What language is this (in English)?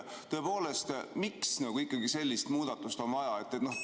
Estonian